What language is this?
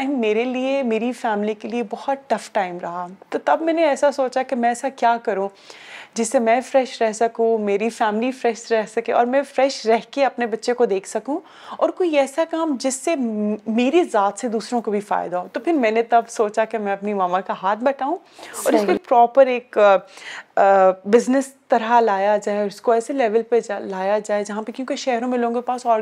Urdu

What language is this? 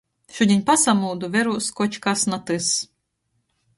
Latgalian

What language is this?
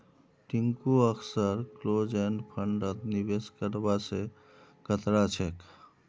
Magahi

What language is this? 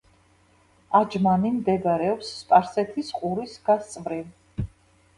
Georgian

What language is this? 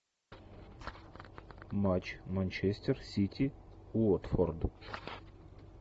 Russian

